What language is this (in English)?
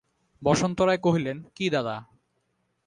Bangla